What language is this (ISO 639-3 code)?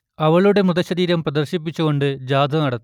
mal